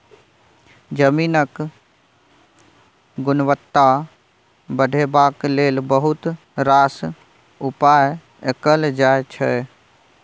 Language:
Maithili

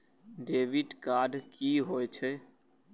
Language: Maithili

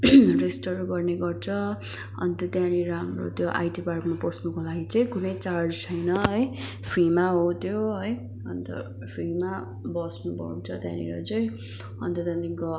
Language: Nepali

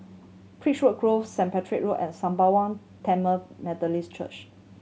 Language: English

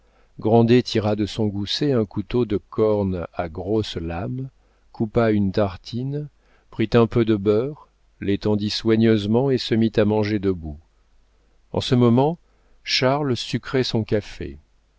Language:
French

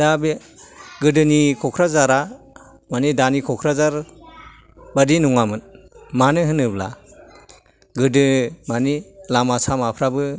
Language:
Bodo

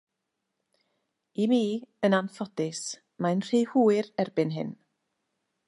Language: Welsh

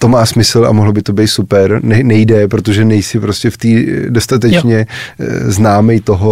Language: Czech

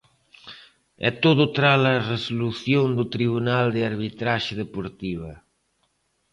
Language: Galician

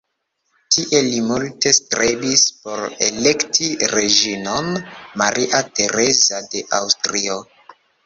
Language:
Esperanto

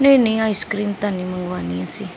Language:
Punjabi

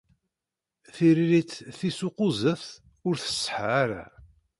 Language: Kabyle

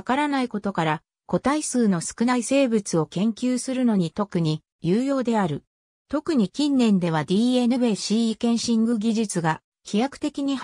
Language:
Japanese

